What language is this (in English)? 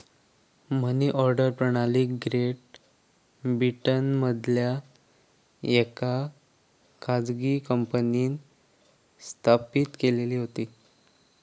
Marathi